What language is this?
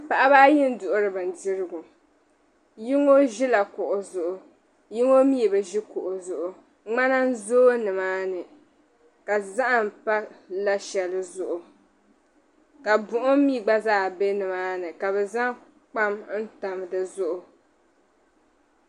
Dagbani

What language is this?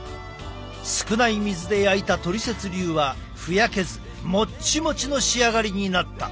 Japanese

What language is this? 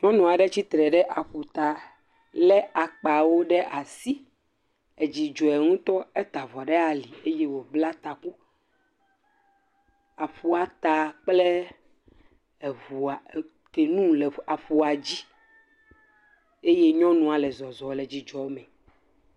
Ewe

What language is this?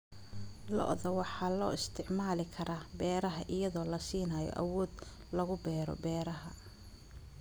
Somali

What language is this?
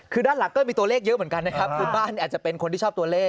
Thai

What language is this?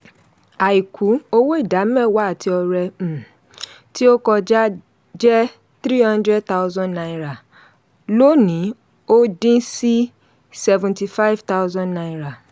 Yoruba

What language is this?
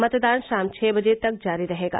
Hindi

